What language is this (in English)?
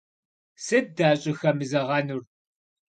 Kabardian